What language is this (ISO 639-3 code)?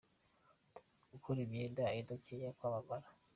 kin